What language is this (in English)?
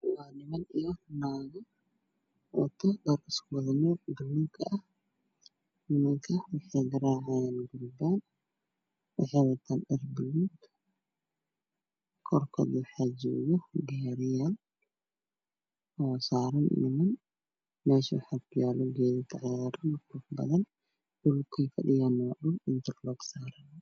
Somali